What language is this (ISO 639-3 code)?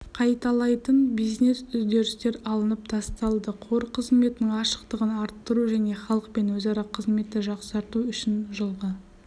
kaz